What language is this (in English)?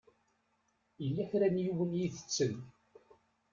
Kabyle